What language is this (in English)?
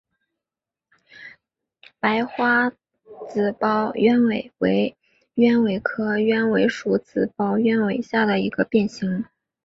Chinese